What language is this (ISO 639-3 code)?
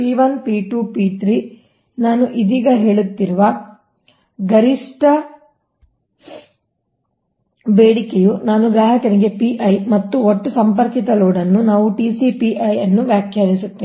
kan